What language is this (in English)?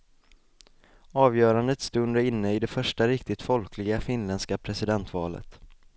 Swedish